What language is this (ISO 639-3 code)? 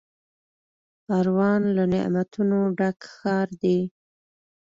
pus